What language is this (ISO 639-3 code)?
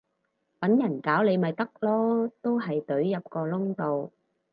yue